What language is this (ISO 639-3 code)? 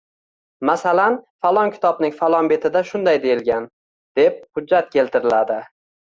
uzb